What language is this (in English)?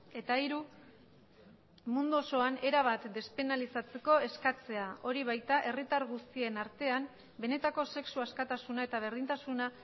Basque